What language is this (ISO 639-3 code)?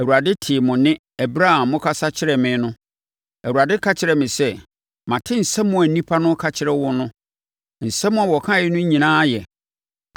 aka